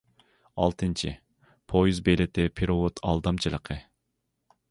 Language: Uyghur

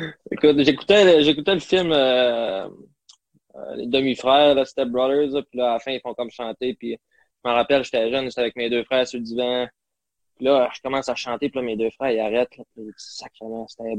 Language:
French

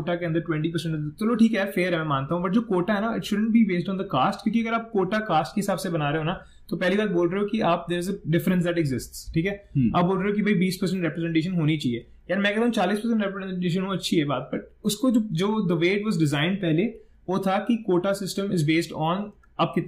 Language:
Hindi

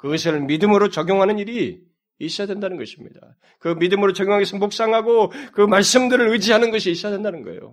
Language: Korean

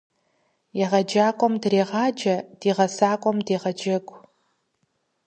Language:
Kabardian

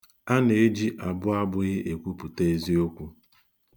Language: Igbo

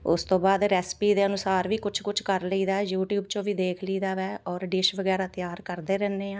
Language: Punjabi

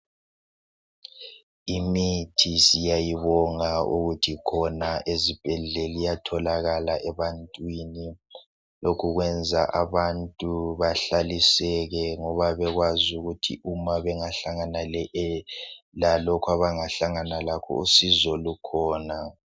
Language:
North Ndebele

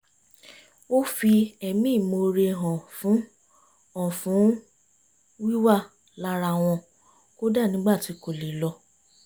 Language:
Yoruba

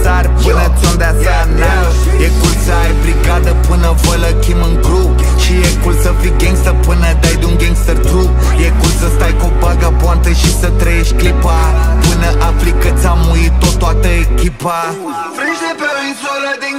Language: Romanian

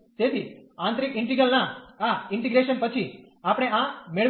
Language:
Gujarati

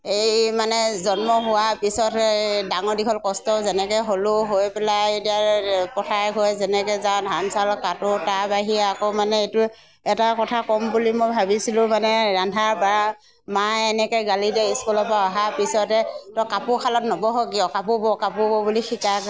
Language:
Assamese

